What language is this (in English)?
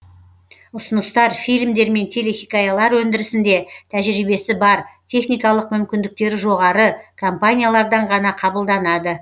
Kazakh